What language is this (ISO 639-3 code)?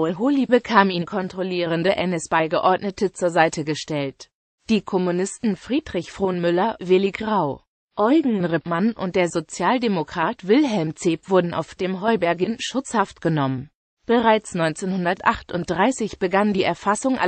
deu